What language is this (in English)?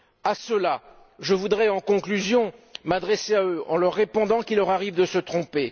French